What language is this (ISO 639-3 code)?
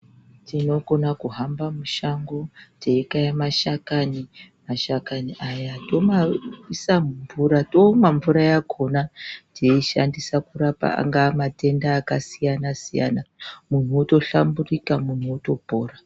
ndc